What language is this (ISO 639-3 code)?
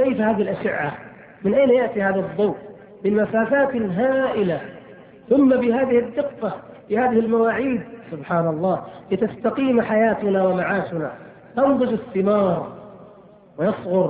ara